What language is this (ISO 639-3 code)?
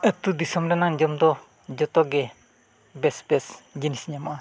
sat